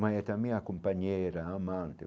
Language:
Portuguese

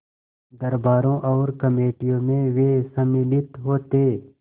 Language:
Hindi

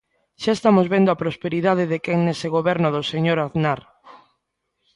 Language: Galician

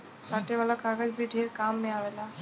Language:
Bhojpuri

